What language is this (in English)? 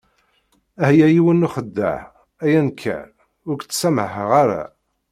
Kabyle